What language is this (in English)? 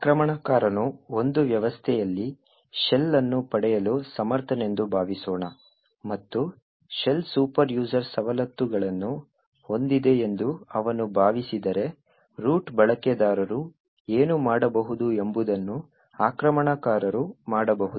Kannada